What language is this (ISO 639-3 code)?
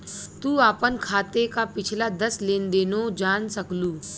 bho